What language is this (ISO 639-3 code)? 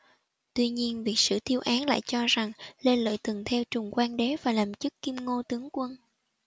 vie